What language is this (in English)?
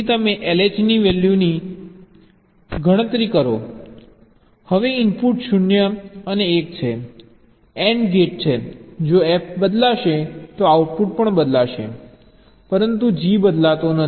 Gujarati